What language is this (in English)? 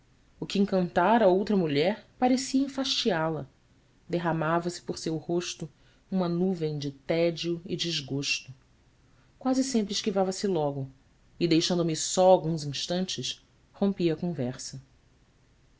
Portuguese